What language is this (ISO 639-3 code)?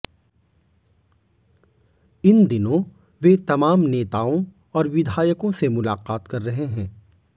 hin